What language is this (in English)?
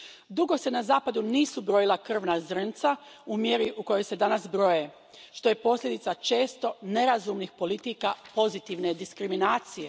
Croatian